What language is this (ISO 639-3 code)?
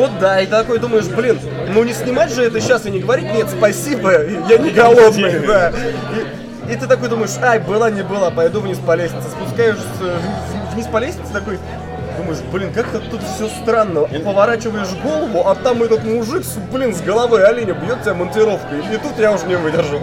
rus